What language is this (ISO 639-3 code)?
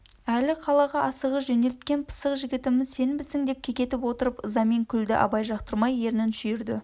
kaz